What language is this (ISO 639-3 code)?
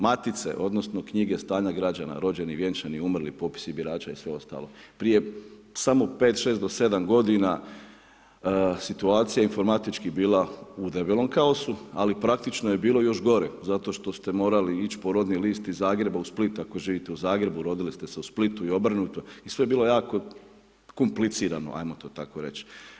hrv